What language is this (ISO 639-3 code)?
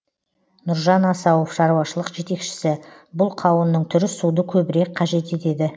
kaz